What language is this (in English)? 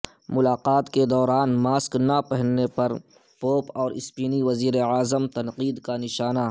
Urdu